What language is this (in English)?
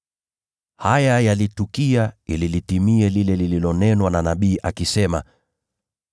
Swahili